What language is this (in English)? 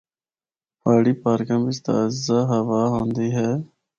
Northern Hindko